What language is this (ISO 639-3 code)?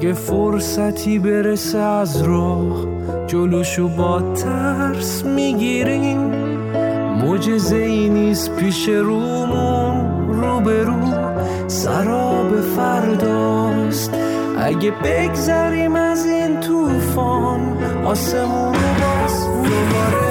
fas